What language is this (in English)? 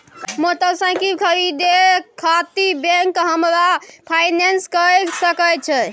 Maithili